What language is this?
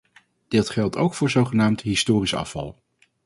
Dutch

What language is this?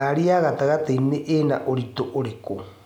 Kikuyu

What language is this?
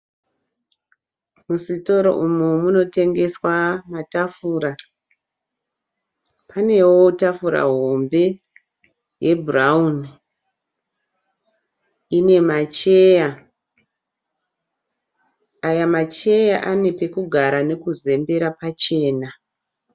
Shona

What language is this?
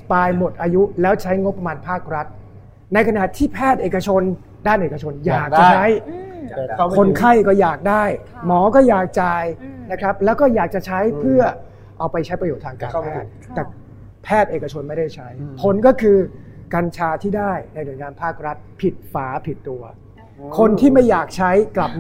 Thai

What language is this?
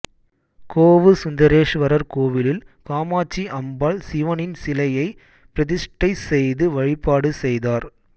Tamil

